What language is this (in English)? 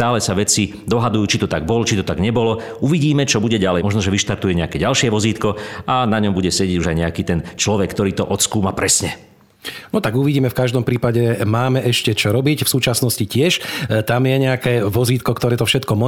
Slovak